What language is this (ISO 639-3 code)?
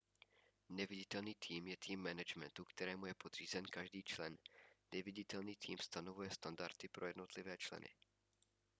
ces